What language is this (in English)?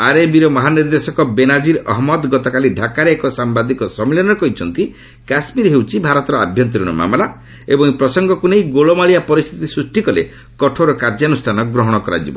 Odia